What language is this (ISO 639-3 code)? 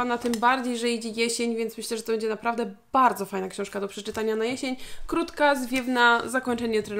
pol